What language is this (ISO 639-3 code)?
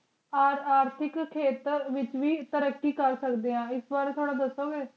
pan